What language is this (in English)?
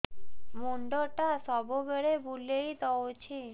Odia